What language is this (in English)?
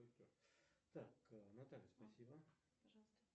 Russian